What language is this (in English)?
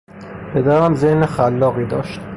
Persian